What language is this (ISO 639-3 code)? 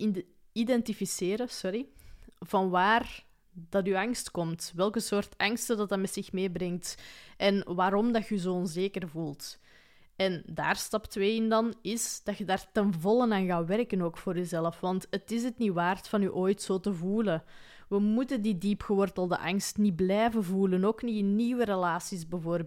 nld